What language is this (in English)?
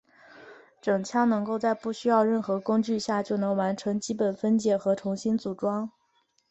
Chinese